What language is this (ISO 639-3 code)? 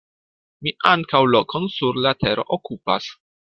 epo